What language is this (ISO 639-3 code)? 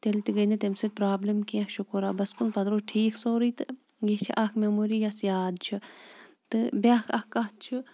kas